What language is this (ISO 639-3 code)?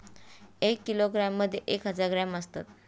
mar